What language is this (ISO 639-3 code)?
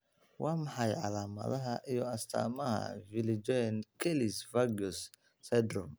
som